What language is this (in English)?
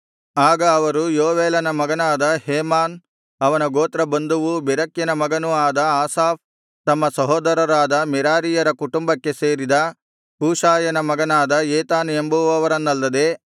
Kannada